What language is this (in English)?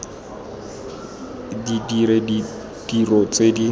Tswana